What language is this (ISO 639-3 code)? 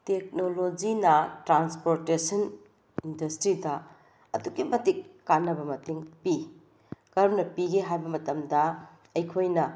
mni